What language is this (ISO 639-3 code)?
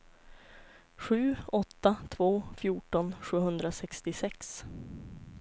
swe